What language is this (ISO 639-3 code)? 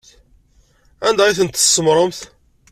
kab